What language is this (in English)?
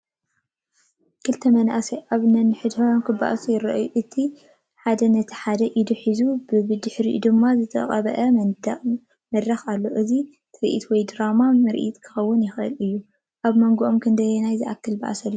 Tigrinya